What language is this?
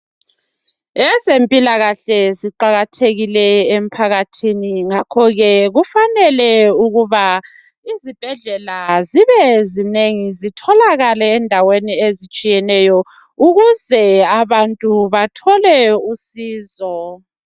North Ndebele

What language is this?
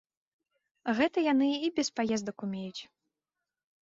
Belarusian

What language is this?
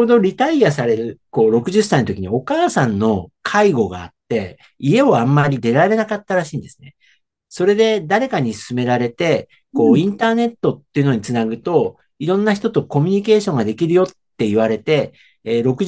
Japanese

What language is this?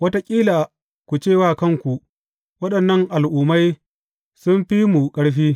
Hausa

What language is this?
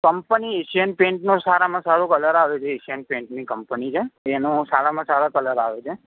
Gujarati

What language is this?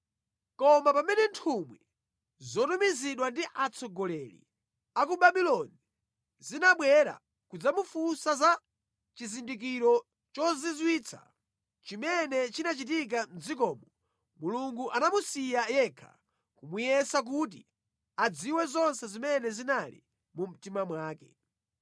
Nyanja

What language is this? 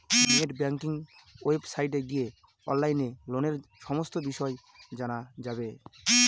Bangla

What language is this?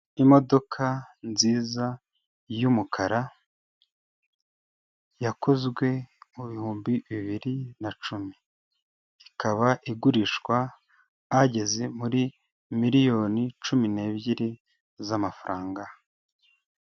Kinyarwanda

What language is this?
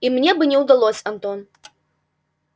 Russian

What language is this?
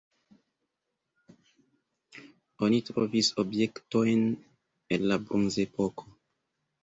Esperanto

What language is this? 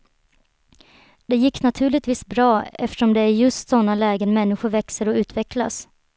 Swedish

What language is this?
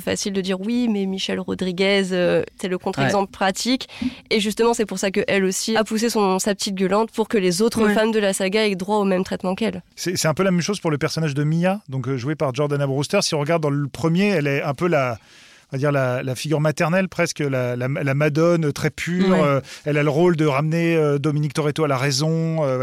French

